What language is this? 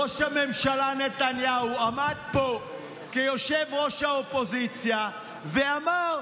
Hebrew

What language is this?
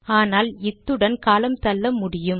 Tamil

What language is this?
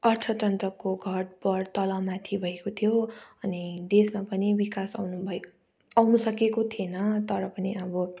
Nepali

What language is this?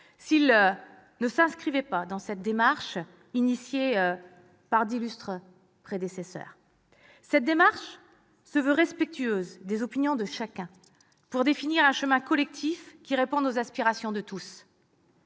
French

